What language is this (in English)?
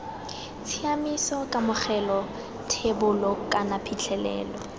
Tswana